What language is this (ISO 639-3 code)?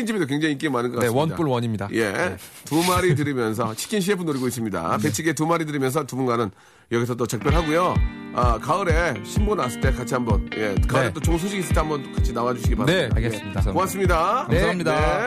kor